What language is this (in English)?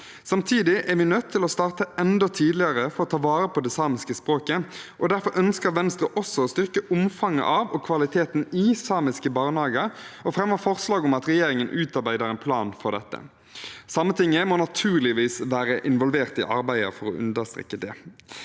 Norwegian